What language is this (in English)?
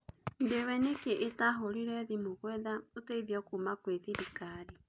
Kikuyu